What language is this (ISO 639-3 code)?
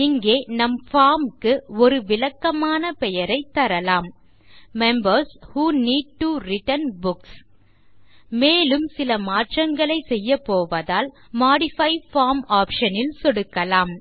tam